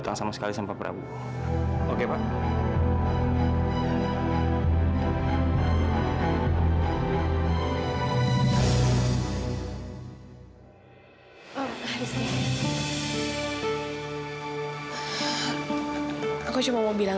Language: Indonesian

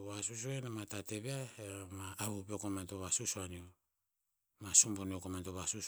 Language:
Tinputz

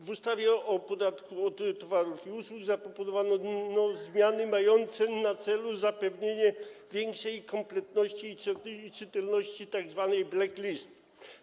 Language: Polish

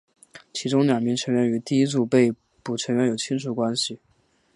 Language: Chinese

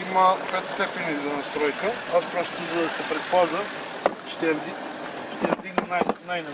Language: Bulgarian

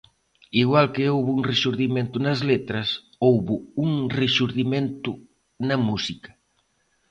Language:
Galician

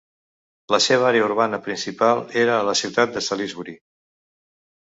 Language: Catalan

